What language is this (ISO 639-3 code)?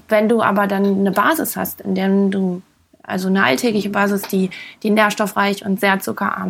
deu